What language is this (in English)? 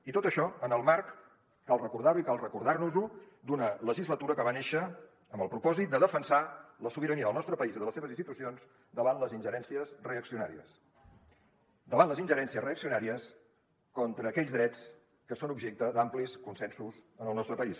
Catalan